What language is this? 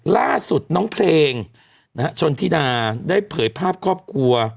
Thai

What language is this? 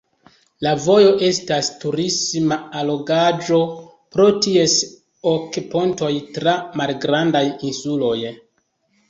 Esperanto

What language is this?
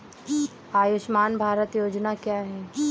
Hindi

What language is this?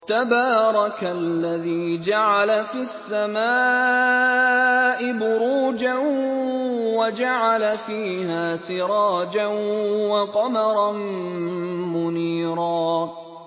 Arabic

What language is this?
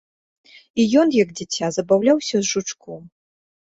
Belarusian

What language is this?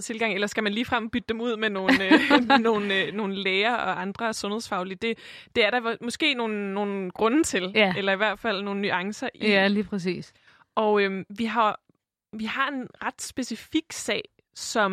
Danish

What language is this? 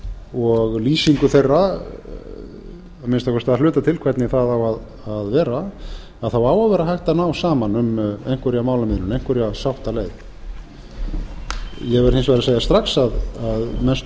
Icelandic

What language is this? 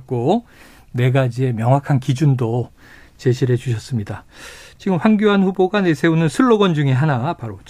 Korean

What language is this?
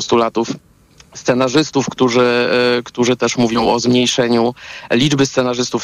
Polish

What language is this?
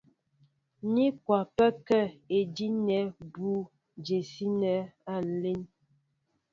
Mbo (Cameroon)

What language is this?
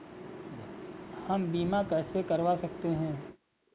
Hindi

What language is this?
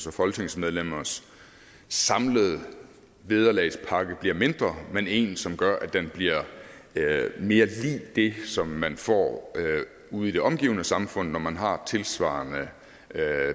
Danish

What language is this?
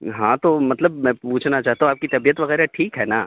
Urdu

